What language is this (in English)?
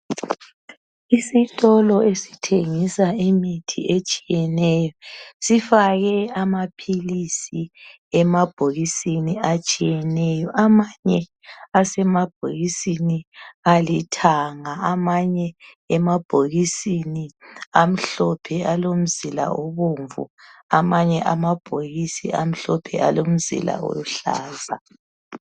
North Ndebele